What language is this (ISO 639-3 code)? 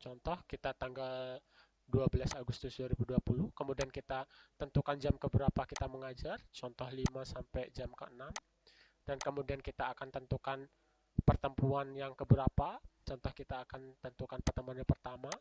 ind